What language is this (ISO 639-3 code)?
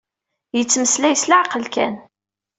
kab